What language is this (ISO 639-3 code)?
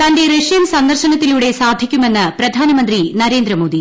mal